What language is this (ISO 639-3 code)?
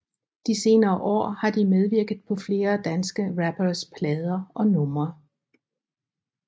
dan